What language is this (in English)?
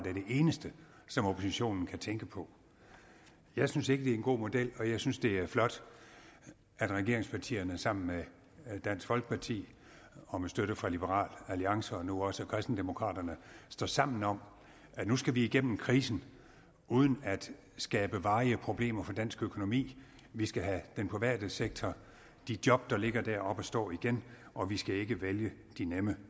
Danish